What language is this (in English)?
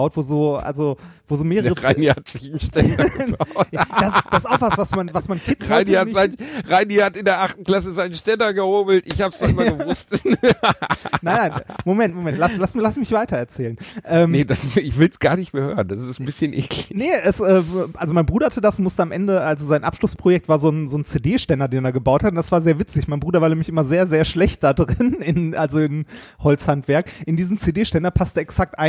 German